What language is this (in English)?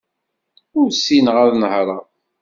Kabyle